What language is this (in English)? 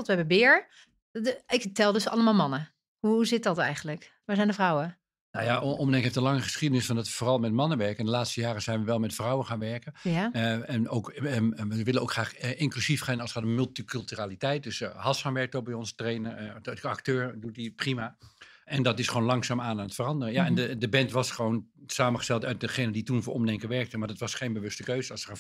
Dutch